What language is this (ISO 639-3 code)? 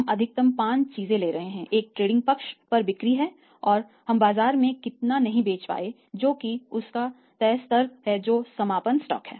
hin